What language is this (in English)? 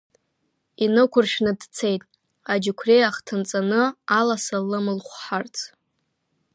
Abkhazian